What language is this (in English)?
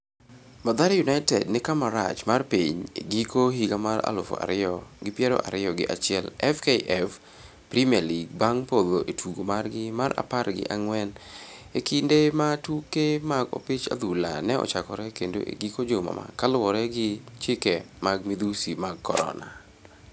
Luo (Kenya and Tanzania)